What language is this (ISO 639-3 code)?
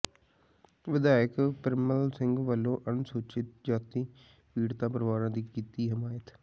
pan